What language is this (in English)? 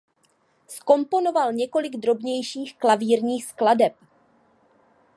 Czech